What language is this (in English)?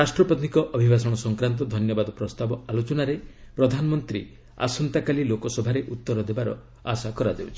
Odia